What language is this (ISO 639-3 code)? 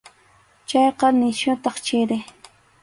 qxu